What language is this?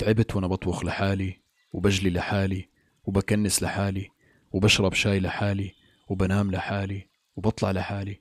Arabic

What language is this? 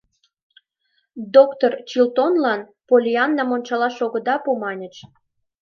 Mari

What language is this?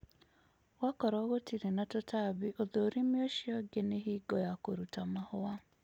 Kikuyu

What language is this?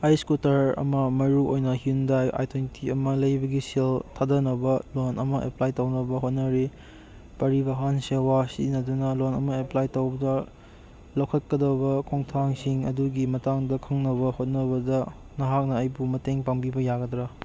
Manipuri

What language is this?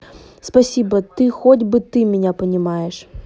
Russian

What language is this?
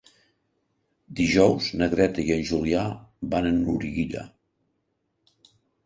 Catalan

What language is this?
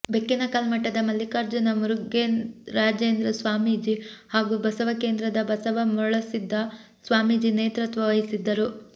Kannada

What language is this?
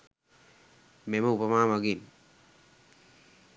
Sinhala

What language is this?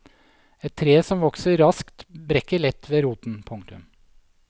Norwegian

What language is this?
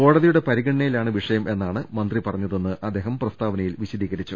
Malayalam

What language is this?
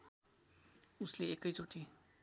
Nepali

